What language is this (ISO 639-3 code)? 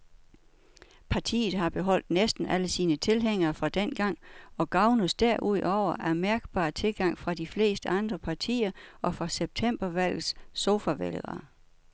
dan